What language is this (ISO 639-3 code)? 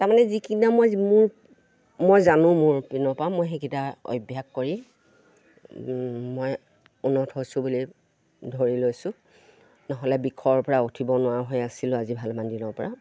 asm